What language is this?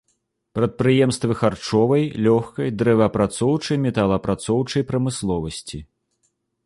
Belarusian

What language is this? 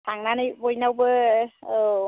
Bodo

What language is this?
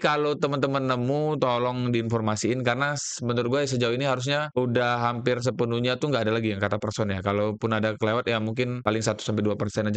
Indonesian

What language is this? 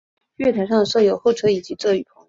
Chinese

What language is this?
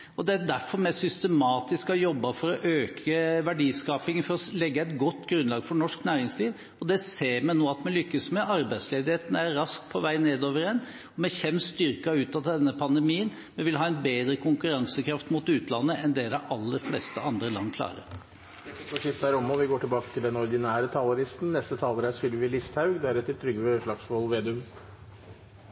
Norwegian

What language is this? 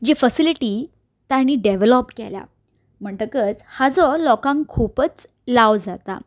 Konkani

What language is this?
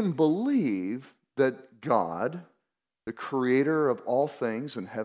English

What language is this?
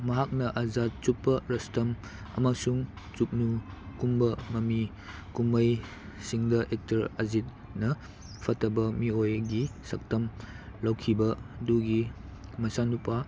Manipuri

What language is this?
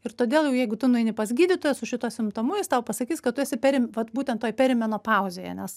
Lithuanian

